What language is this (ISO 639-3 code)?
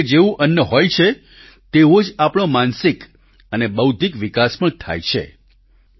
guj